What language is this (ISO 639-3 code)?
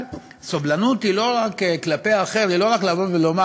heb